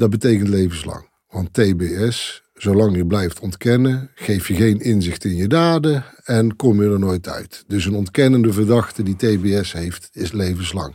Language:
Dutch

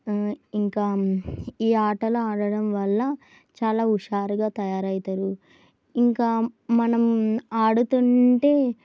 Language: Telugu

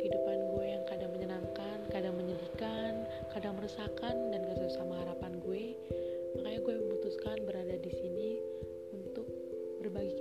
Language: Indonesian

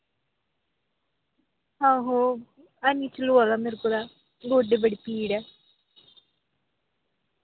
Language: Dogri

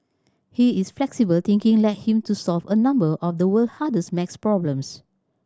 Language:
English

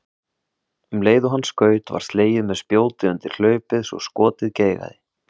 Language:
Icelandic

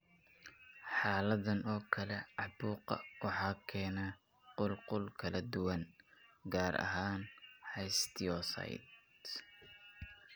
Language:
Somali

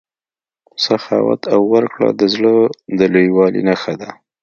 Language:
Pashto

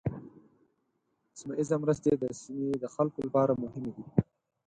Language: Pashto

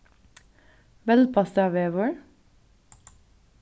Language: Faroese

